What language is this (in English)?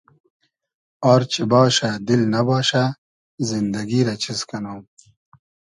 Hazaragi